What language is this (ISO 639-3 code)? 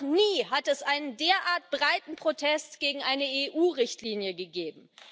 deu